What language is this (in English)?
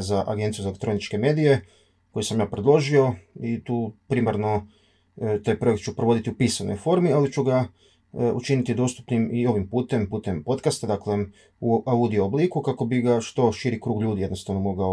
Croatian